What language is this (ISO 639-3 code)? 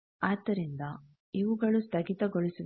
kan